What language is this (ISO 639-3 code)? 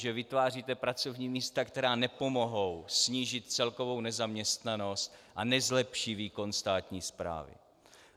ces